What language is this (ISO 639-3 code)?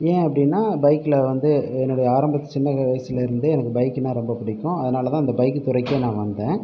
tam